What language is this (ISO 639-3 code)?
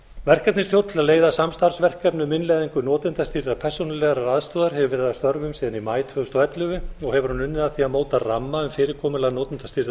isl